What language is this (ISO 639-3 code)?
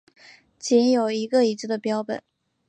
zho